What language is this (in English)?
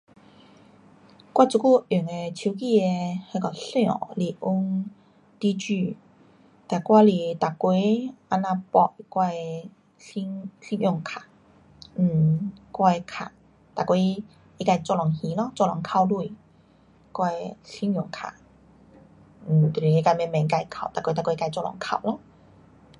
Pu-Xian Chinese